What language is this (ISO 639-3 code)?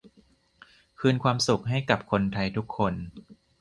tha